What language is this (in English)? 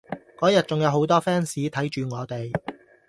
Cantonese